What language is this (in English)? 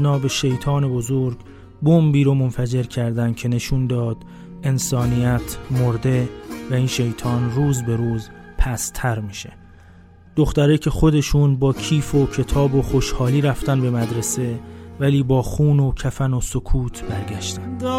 Persian